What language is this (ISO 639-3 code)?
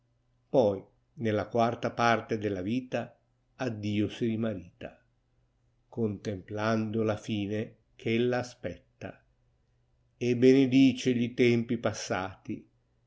ita